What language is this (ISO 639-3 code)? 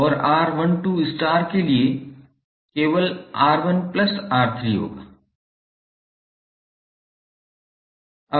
hin